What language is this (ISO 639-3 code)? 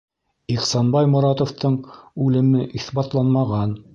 bak